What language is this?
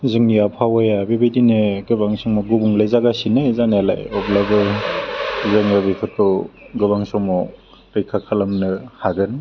Bodo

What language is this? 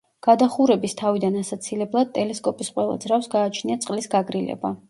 Georgian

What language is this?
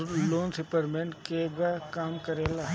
Bhojpuri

